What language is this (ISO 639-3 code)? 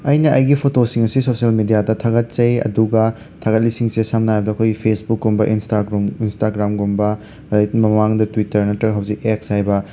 mni